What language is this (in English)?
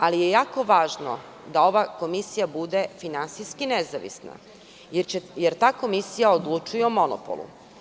Serbian